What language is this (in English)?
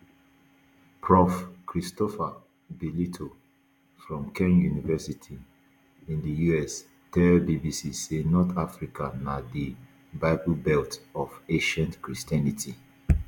Nigerian Pidgin